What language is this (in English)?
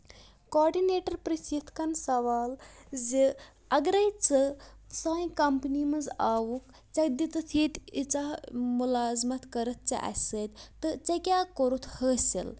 Kashmiri